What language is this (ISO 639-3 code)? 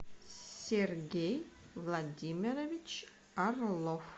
rus